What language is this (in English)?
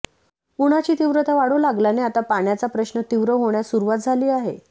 Marathi